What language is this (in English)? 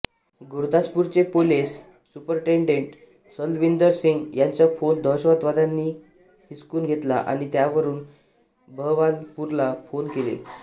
Marathi